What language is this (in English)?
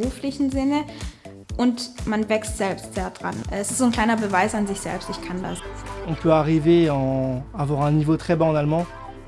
German